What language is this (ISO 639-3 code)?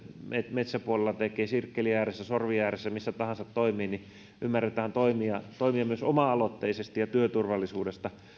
fin